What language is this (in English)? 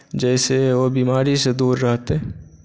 Maithili